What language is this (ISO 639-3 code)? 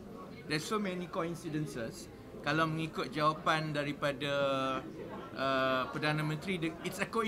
msa